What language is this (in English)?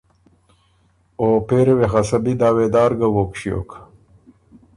Ormuri